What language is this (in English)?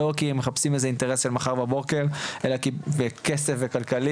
Hebrew